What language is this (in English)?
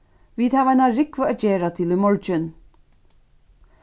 Faroese